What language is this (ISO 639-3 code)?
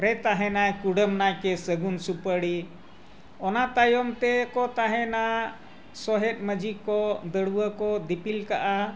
sat